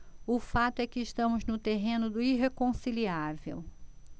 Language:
Portuguese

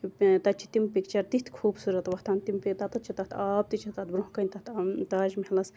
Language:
Kashmiri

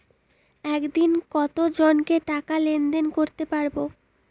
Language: Bangla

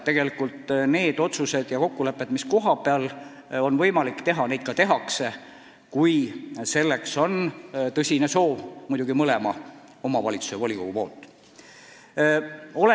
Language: Estonian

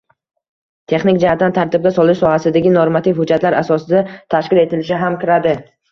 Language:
Uzbek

